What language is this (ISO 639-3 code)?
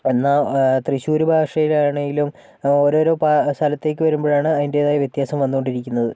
mal